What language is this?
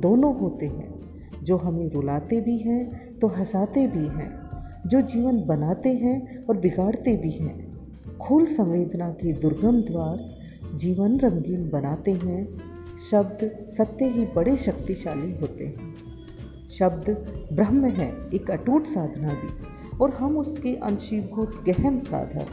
Hindi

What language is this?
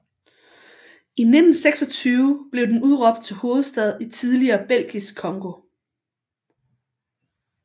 Danish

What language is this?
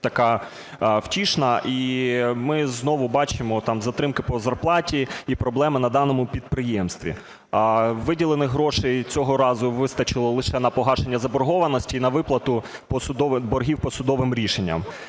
Ukrainian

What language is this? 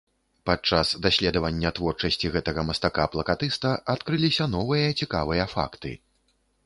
Belarusian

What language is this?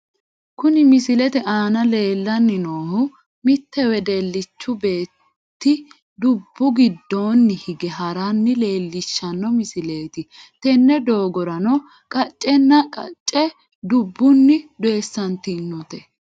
Sidamo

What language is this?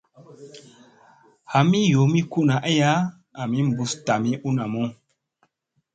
Musey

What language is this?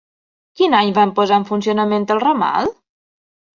Catalan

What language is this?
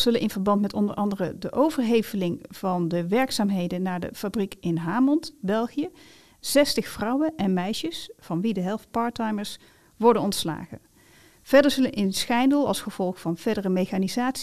Dutch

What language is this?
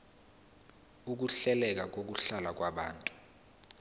Zulu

